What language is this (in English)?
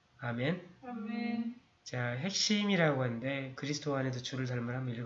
Korean